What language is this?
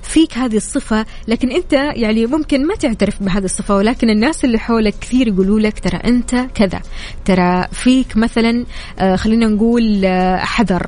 Arabic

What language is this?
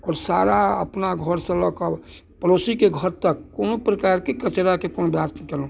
Maithili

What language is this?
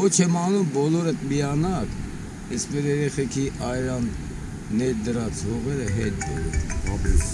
Armenian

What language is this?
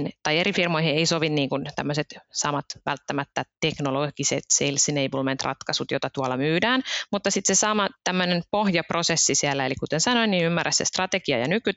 Finnish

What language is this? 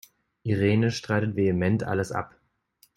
German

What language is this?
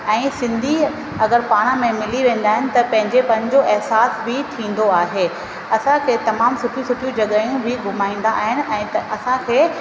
Sindhi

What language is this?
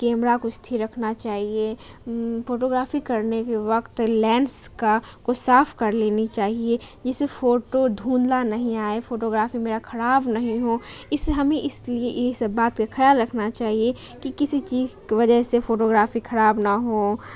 Urdu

